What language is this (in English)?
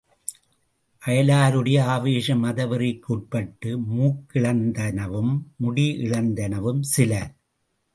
Tamil